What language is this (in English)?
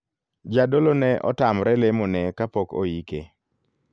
Luo (Kenya and Tanzania)